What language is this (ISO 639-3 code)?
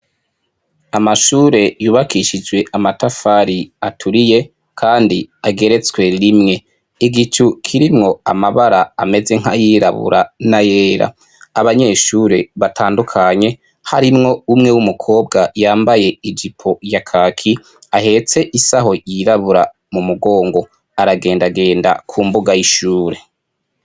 run